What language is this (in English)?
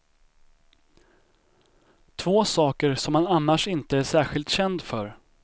Swedish